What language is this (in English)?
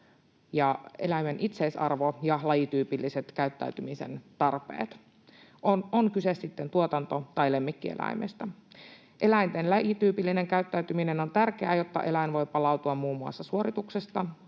Finnish